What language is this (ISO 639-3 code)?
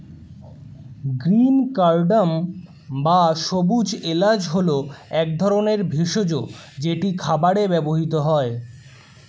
ben